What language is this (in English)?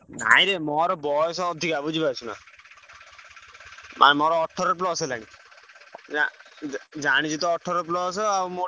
Odia